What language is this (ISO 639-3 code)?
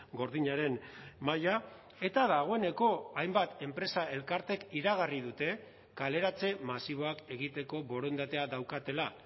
eus